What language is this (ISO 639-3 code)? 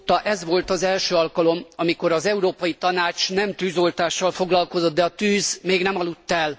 hun